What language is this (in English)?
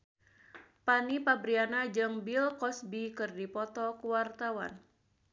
Sundanese